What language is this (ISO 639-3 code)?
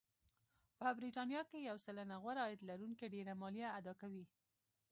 pus